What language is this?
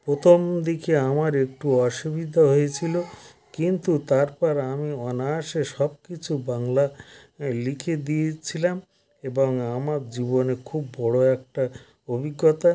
Bangla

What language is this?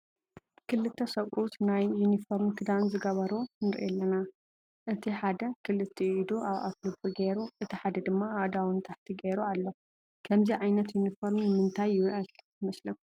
Tigrinya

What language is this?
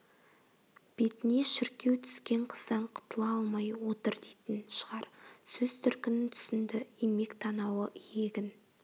Kazakh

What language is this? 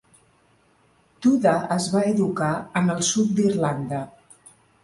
Catalan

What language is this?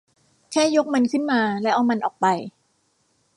Thai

